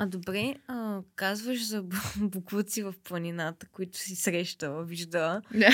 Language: Bulgarian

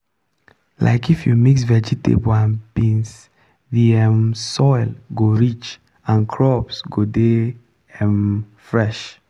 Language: Nigerian Pidgin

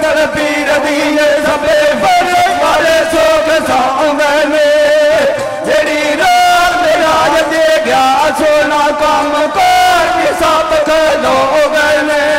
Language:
Punjabi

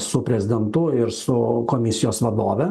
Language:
Lithuanian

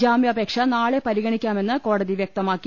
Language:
Malayalam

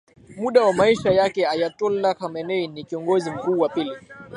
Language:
Swahili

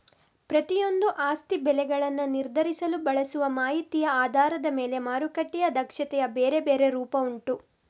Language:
Kannada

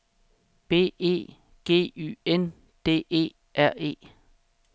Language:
Danish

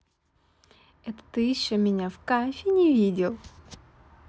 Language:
Russian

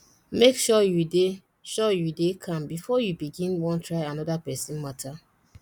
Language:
Nigerian Pidgin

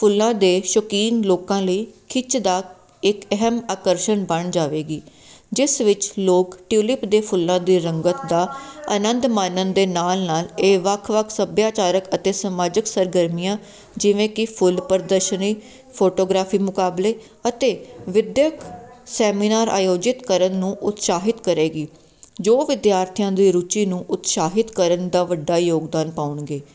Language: Punjabi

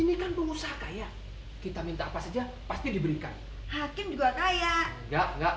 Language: Indonesian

